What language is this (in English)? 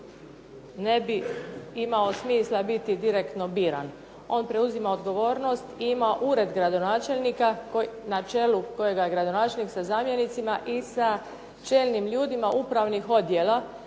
Croatian